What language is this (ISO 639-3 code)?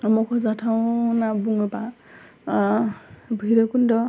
brx